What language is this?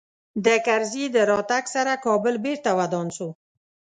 Pashto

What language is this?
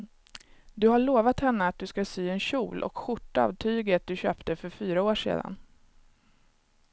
Swedish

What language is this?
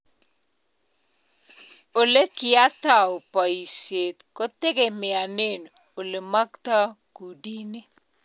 Kalenjin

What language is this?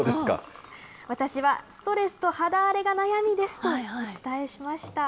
Japanese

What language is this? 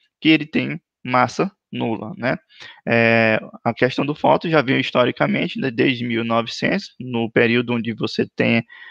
Portuguese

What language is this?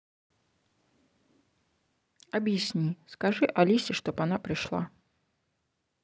Russian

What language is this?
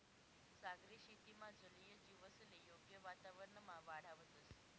Marathi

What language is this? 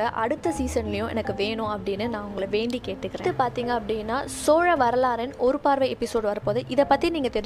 Tamil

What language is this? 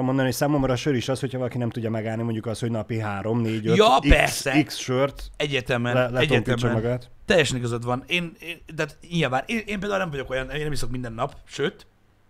Hungarian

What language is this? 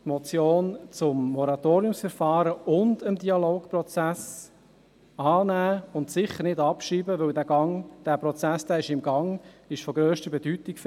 Swiss German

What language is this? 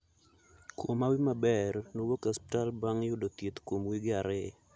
Luo (Kenya and Tanzania)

